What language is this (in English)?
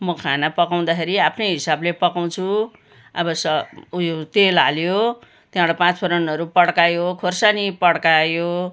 Nepali